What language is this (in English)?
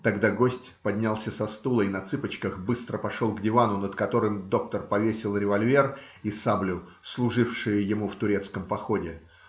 Russian